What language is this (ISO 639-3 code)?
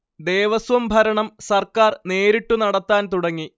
mal